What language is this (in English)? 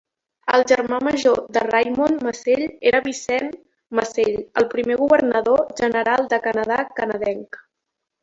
Catalan